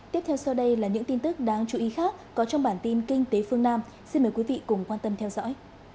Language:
Vietnamese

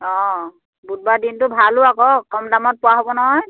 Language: Assamese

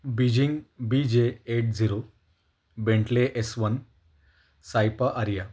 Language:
Marathi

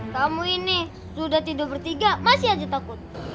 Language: Indonesian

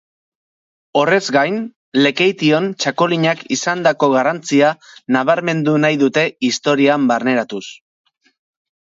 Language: Basque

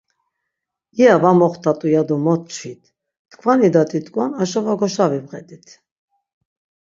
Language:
Laz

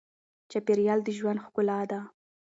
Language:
Pashto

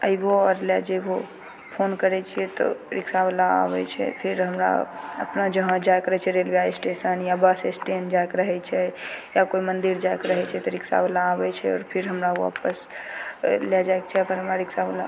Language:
Maithili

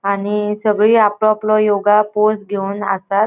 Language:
Konkani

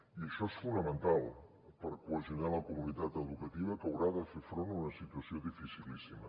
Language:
Catalan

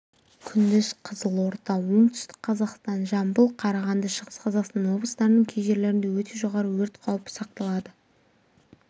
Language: Kazakh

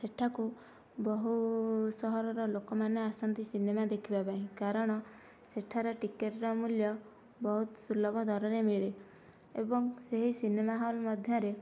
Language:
Odia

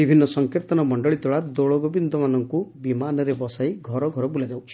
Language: Odia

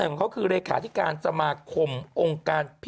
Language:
Thai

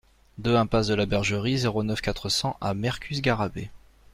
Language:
French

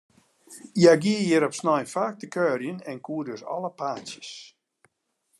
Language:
Western Frisian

